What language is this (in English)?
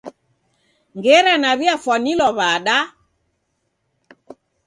Taita